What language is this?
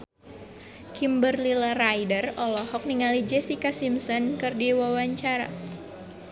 Sundanese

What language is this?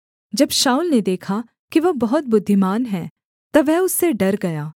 Hindi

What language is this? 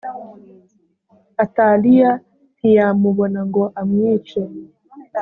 Kinyarwanda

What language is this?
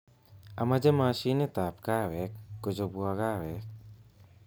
Kalenjin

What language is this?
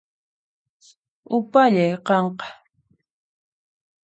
Puno Quechua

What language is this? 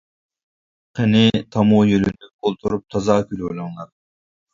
Uyghur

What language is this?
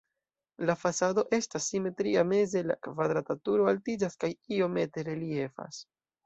Esperanto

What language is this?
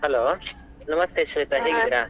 Kannada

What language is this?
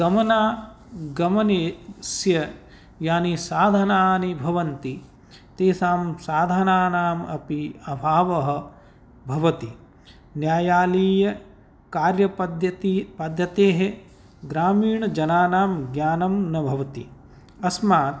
Sanskrit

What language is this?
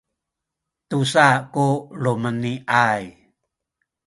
Sakizaya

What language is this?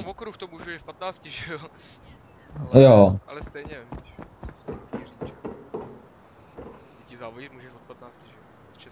Czech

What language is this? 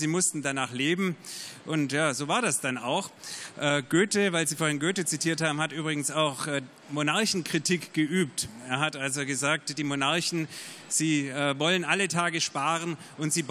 German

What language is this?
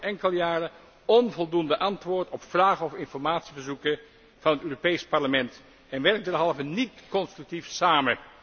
Dutch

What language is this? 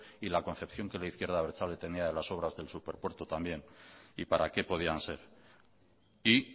Spanish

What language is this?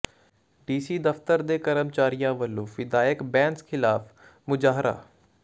Punjabi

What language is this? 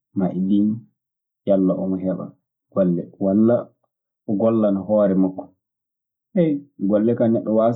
Maasina Fulfulde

